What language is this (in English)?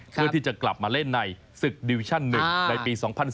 Thai